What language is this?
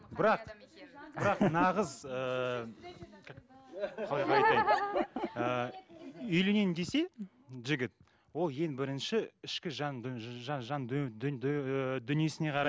Kazakh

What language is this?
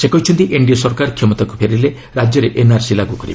Odia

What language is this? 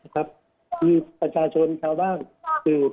Thai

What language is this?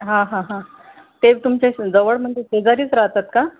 Marathi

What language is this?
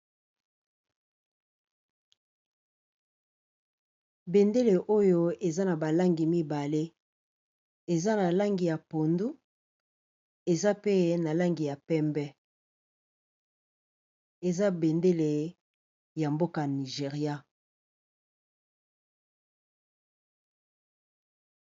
Lingala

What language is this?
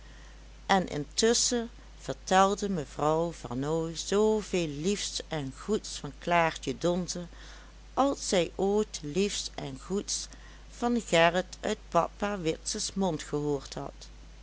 Dutch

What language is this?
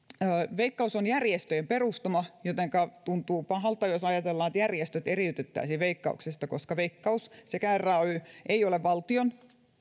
Finnish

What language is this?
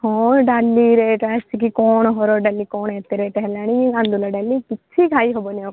Odia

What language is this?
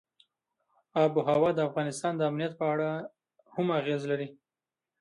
Pashto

